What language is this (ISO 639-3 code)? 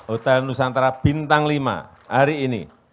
ind